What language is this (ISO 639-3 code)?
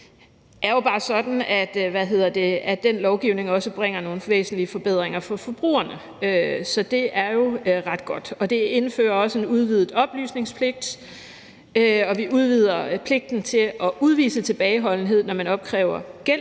dan